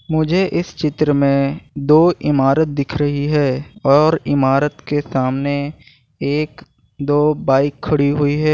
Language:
Hindi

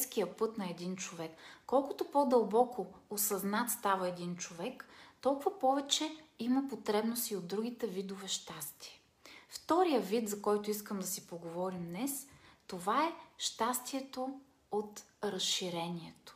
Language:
Bulgarian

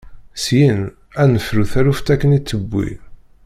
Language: Kabyle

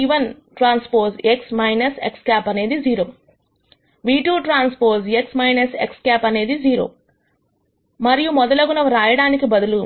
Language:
Telugu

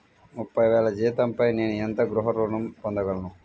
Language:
Telugu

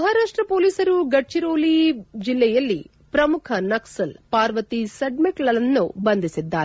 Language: Kannada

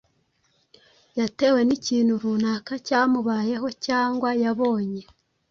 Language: Kinyarwanda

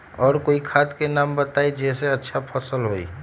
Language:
Magahi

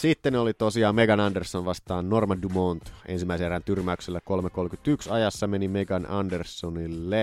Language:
Finnish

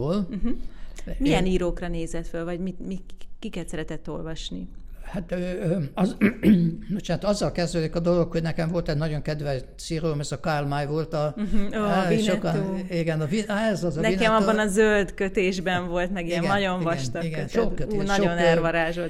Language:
Hungarian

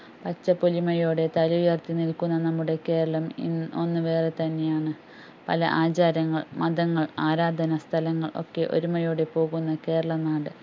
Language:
Malayalam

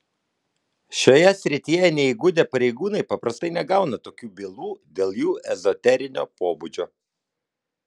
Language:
Lithuanian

